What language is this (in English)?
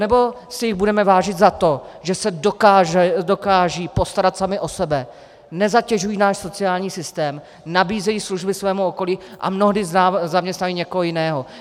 Czech